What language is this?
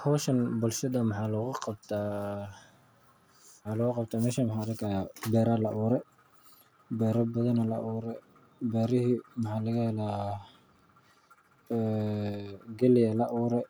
Somali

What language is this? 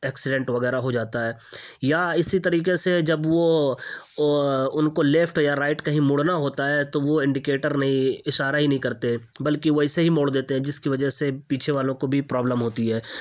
Urdu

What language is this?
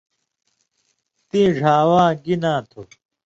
Indus Kohistani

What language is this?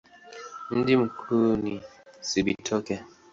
Swahili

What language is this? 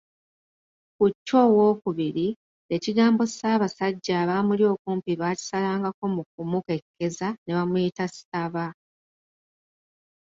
Ganda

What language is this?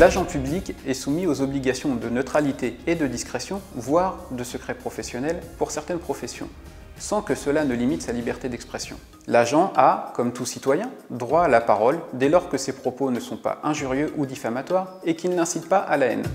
French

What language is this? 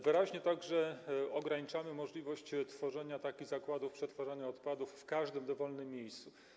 Polish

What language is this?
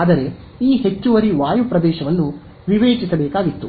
Kannada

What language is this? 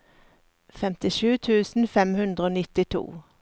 Norwegian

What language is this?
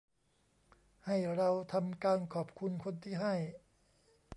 Thai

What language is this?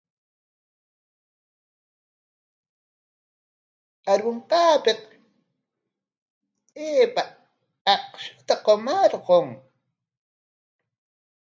Corongo Ancash Quechua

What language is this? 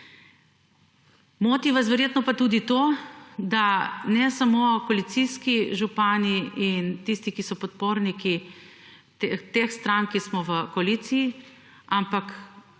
Slovenian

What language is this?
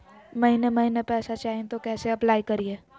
Magahi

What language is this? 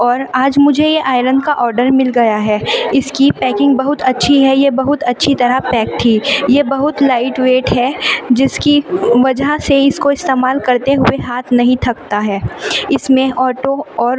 Urdu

